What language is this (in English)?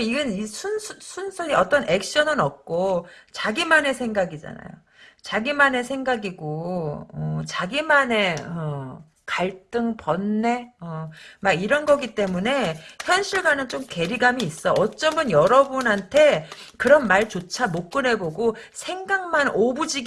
Korean